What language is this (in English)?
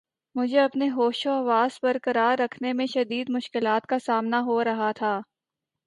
Urdu